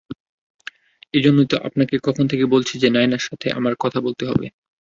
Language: Bangla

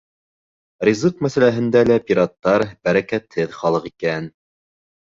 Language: Bashkir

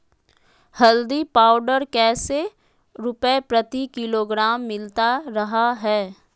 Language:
Magahi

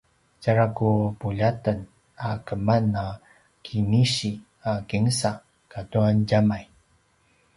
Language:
Paiwan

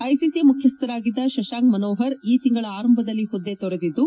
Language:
Kannada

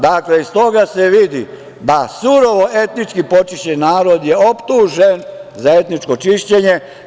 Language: Serbian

